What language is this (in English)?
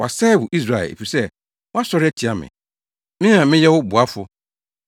Akan